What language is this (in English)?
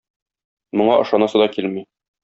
Tatar